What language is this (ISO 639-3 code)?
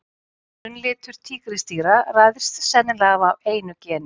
isl